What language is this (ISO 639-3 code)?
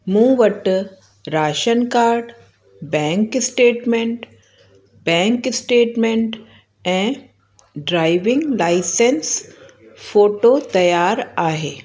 snd